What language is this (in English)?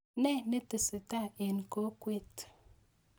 Kalenjin